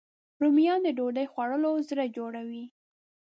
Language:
Pashto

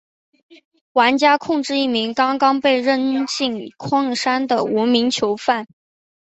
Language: Chinese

